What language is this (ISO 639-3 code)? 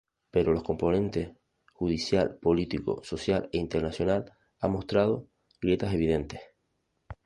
spa